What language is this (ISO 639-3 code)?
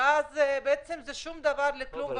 heb